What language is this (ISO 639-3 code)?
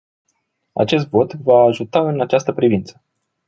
ron